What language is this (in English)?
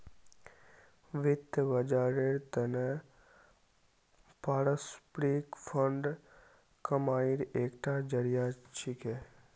Magahi